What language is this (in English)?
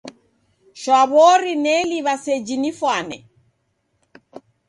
Taita